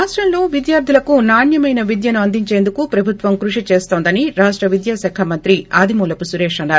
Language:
Telugu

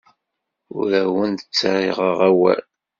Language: Kabyle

